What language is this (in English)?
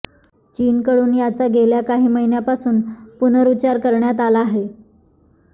Marathi